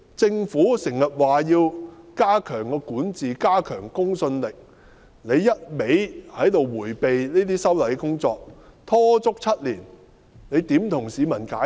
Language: Cantonese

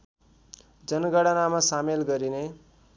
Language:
Nepali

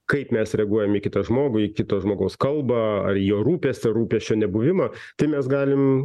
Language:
Lithuanian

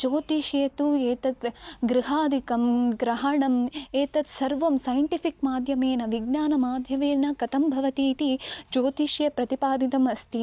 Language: Sanskrit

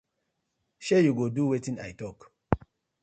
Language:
Nigerian Pidgin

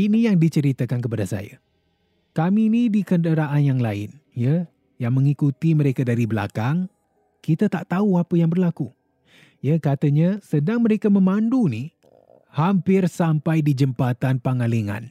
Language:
Malay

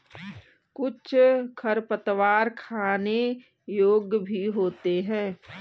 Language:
Hindi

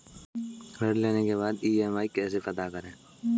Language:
Hindi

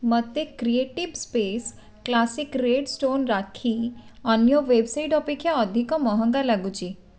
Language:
Odia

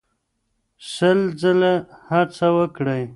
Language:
Pashto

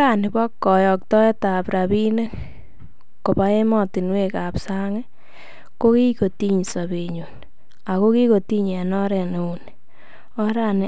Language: Kalenjin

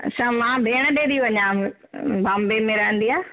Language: Sindhi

